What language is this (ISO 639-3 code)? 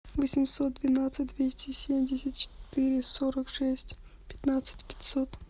rus